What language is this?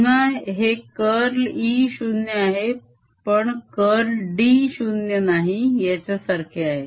Marathi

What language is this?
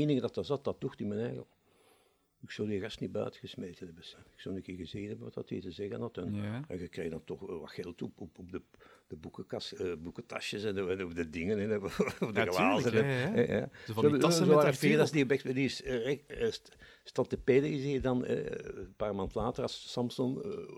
Dutch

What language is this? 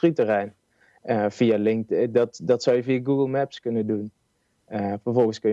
Dutch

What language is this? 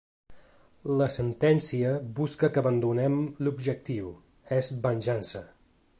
Catalan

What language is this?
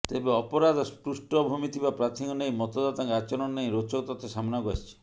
Odia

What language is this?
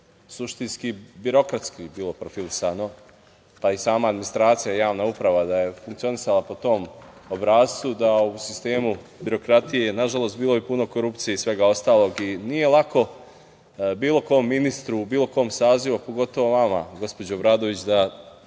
Serbian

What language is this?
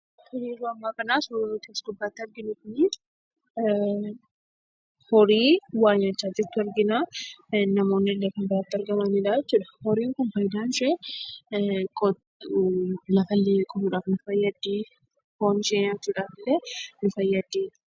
Oromo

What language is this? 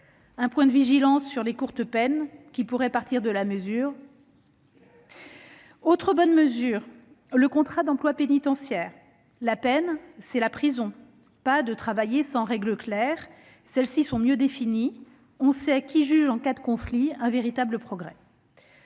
French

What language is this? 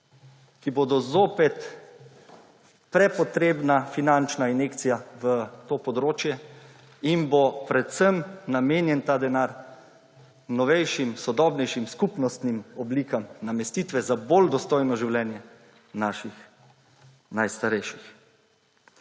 Slovenian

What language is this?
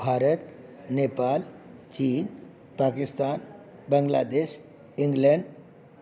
Sanskrit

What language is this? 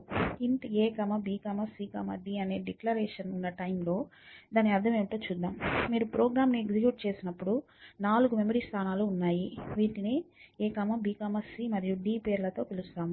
Telugu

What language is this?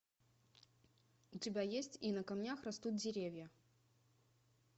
Russian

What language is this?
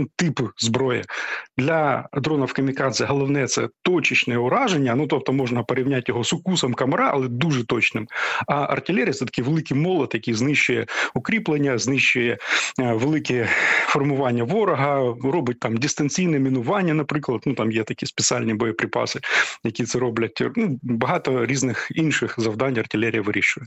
Ukrainian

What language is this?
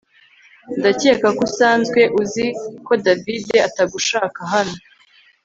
Kinyarwanda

